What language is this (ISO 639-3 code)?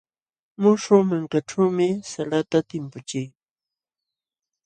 qxw